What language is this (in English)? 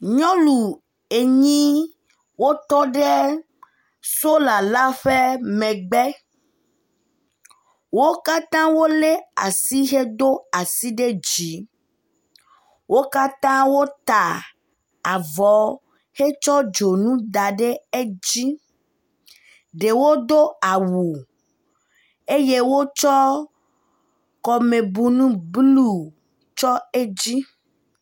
Ewe